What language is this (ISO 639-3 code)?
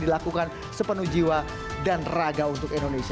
ind